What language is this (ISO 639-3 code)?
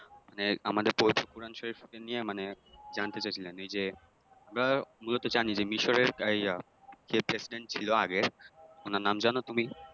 ben